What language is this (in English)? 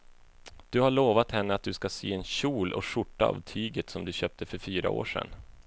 Swedish